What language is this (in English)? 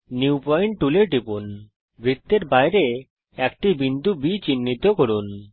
Bangla